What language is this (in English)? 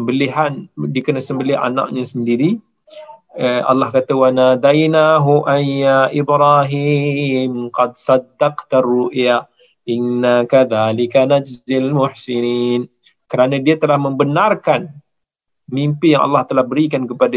Malay